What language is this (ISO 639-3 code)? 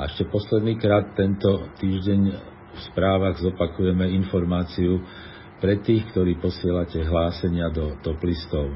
slk